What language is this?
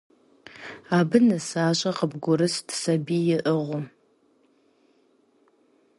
Kabardian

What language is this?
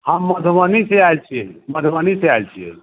Maithili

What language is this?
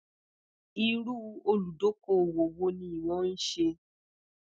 Yoruba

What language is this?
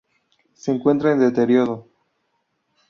Spanish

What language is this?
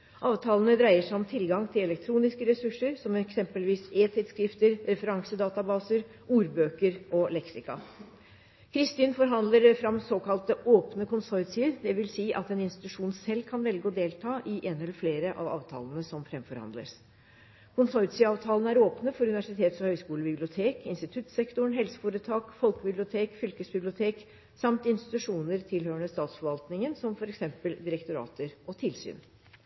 Norwegian Bokmål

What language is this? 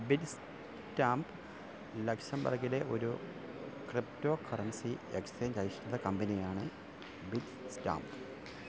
Malayalam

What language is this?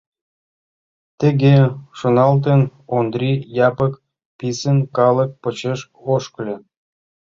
Mari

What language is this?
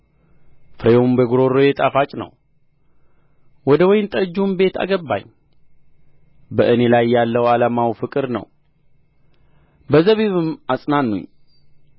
Amharic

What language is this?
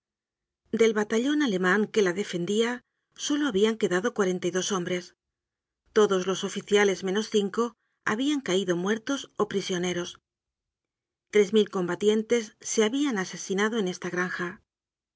Spanish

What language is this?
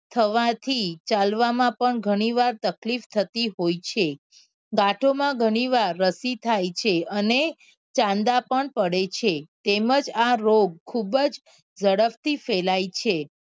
Gujarati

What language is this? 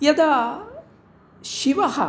Sanskrit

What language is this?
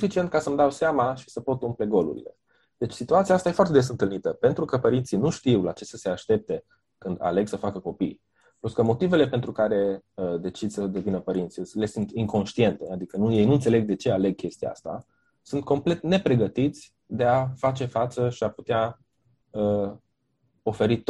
Romanian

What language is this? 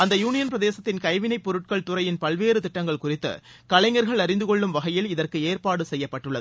Tamil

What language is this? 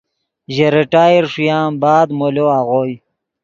Yidgha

